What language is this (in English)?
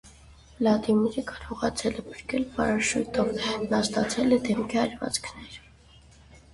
Armenian